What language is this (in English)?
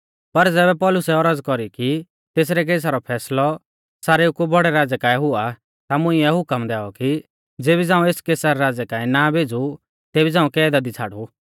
Mahasu Pahari